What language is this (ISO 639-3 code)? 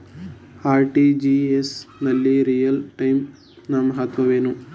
kan